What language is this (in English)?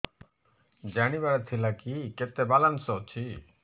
Odia